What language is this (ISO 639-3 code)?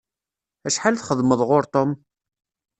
kab